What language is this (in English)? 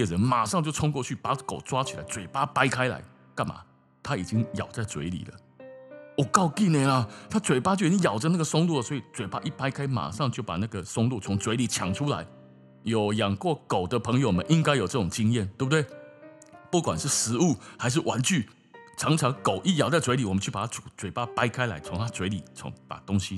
Chinese